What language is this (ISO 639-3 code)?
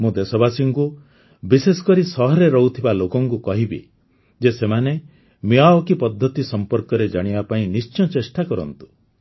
ori